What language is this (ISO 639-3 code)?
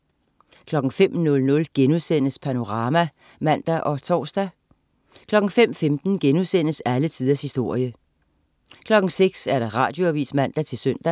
dan